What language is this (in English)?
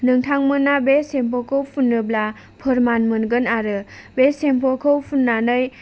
Bodo